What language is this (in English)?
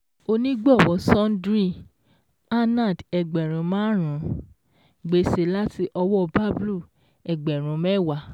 Yoruba